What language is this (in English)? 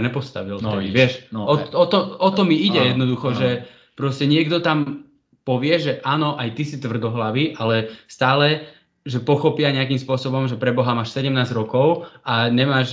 Slovak